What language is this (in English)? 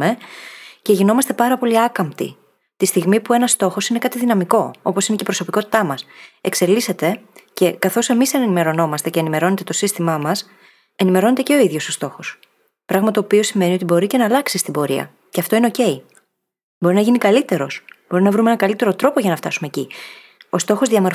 Greek